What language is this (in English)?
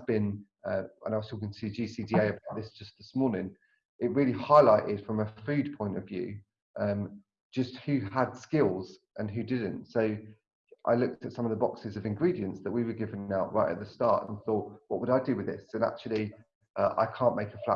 English